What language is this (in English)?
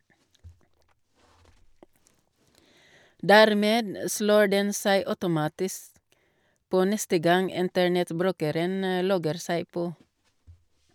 Norwegian